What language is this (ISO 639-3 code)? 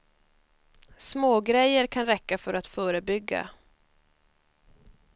swe